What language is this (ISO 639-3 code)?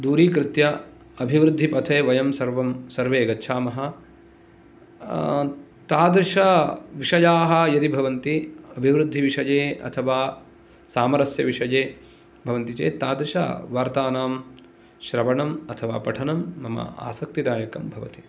san